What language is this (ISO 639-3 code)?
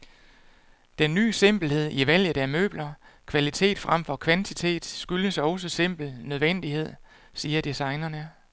dan